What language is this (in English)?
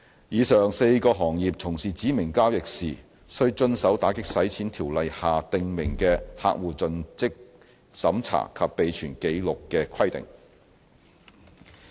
Cantonese